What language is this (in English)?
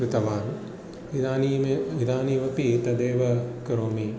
Sanskrit